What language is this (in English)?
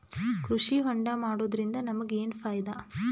Kannada